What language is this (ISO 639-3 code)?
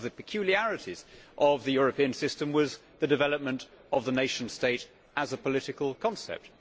eng